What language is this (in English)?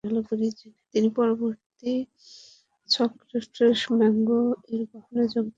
Bangla